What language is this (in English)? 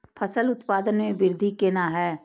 Maithili